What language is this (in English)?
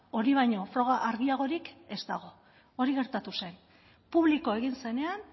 Basque